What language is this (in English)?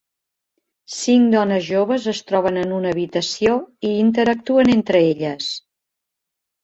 Catalan